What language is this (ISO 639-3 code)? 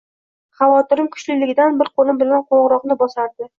uzb